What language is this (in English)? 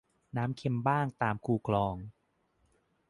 Thai